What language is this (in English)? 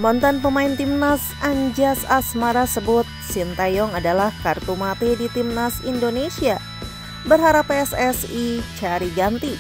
Indonesian